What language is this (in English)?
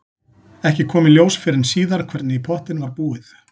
Icelandic